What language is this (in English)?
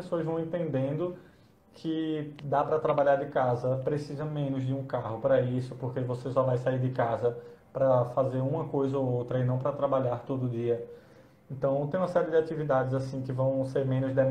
Portuguese